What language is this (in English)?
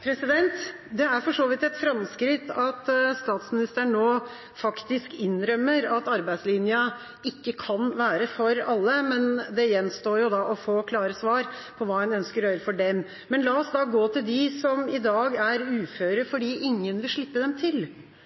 Norwegian Bokmål